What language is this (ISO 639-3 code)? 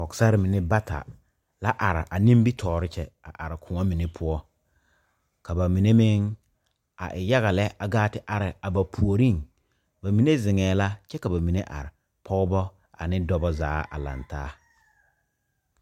dga